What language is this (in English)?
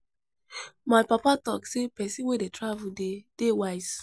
Nigerian Pidgin